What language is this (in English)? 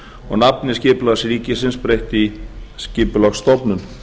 Icelandic